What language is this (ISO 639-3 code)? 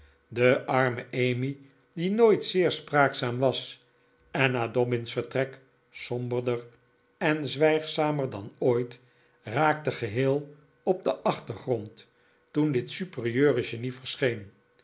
nld